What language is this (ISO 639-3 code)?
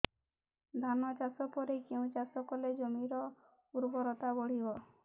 ori